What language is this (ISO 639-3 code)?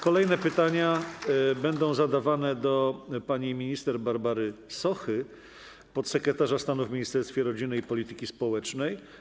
pol